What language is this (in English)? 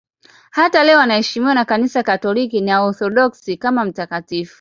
Swahili